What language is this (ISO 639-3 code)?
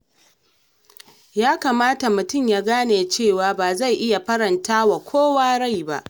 hau